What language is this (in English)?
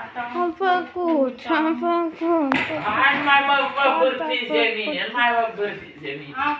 Romanian